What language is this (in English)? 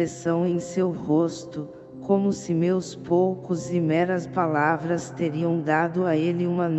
Portuguese